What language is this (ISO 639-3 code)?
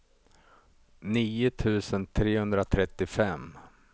swe